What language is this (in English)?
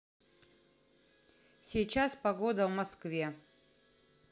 Russian